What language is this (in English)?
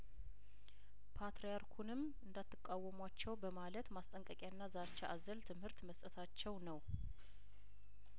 Amharic